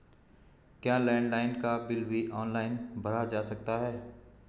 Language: Hindi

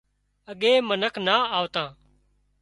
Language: Wadiyara Koli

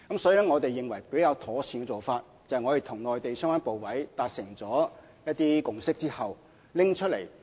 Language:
Cantonese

